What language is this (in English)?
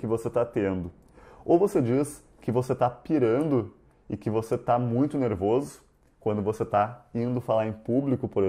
Portuguese